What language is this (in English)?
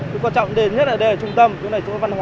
Vietnamese